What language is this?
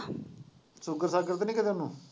Punjabi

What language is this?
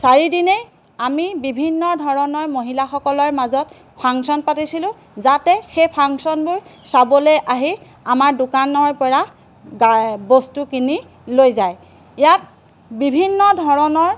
Assamese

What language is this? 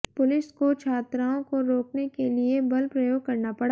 Hindi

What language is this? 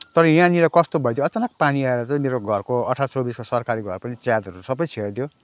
Nepali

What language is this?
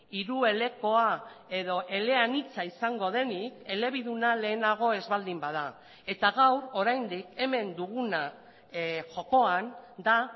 Basque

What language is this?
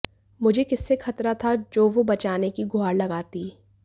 Hindi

